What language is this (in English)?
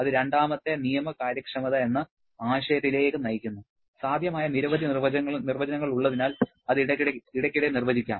Malayalam